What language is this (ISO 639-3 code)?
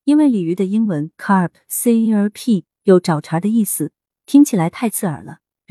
zho